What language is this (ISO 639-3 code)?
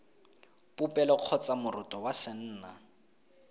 tsn